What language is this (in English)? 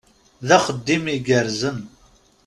Kabyle